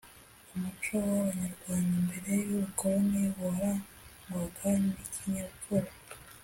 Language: Kinyarwanda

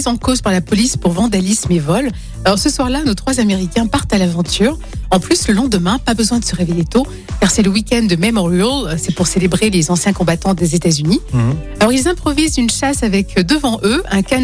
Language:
French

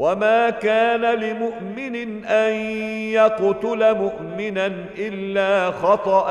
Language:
Arabic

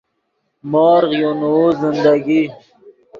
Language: Yidgha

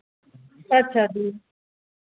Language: Dogri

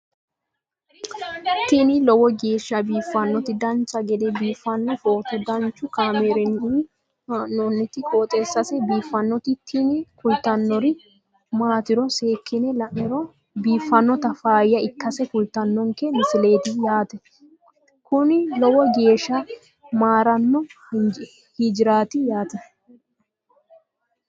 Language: Sidamo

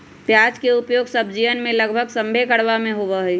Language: Magahi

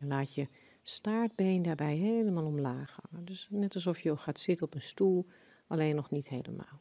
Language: Dutch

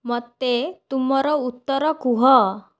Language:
Odia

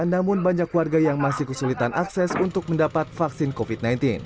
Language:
Indonesian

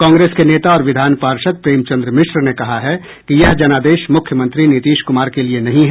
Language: Hindi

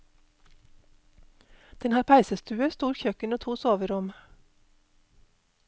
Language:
Norwegian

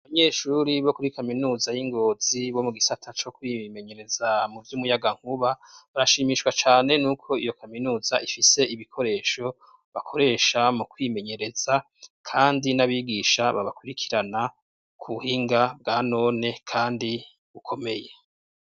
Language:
Rundi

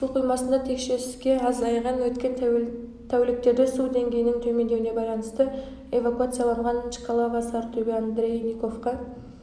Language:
Kazakh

